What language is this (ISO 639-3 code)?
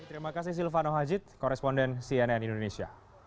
ind